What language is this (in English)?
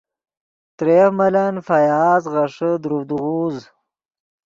Yidgha